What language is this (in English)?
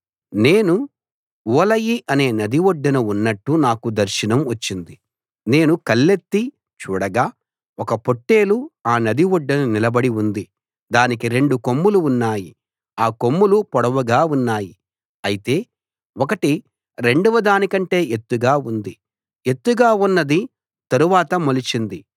Telugu